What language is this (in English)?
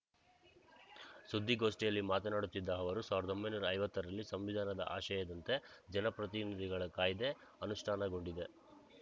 Kannada